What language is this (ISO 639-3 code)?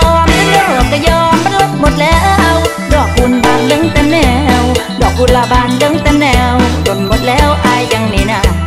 tha